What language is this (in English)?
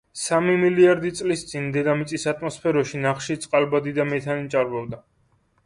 Georgian